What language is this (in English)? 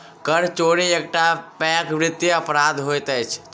Maithili